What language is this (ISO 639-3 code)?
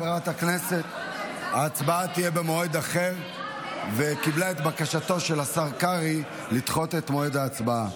heb